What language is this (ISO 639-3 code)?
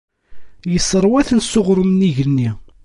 kab